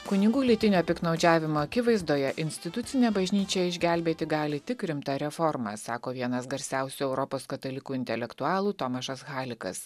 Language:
Lithuanian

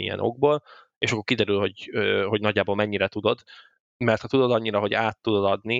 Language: Hungarian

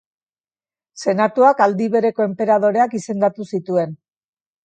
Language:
Basque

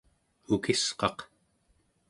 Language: Central Yupik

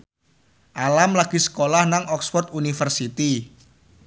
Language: Javanese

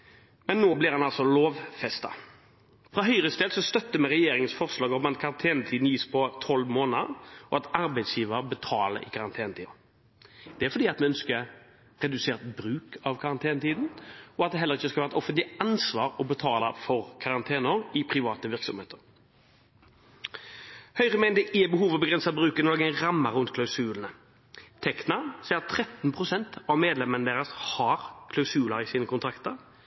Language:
Norwegian Bokmål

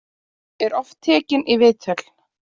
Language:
Icelandic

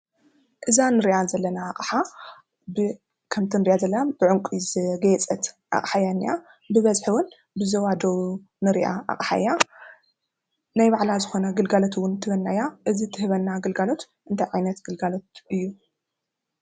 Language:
Tigrinya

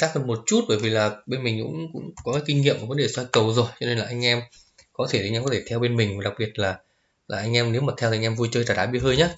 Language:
Vietnamese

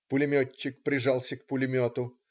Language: Russian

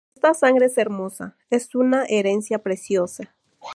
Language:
Spanish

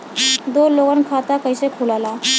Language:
Bhojpuri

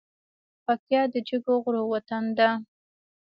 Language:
Pashto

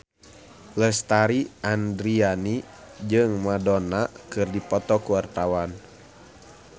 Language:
Sundanese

